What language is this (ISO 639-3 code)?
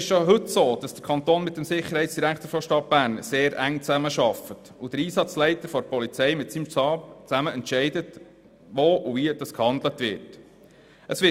gsw